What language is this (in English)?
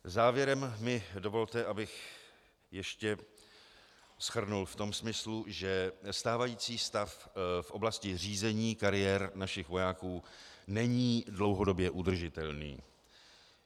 Czech